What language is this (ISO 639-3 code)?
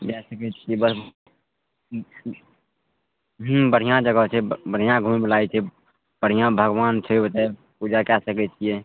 mai